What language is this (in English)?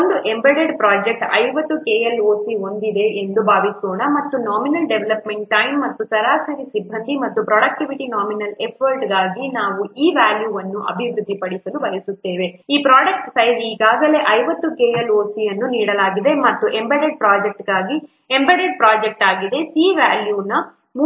Kannada